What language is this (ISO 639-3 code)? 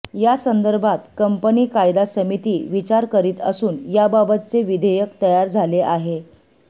mar